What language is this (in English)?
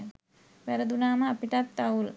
Sinhala